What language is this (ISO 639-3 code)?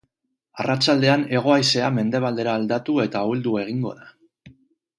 eus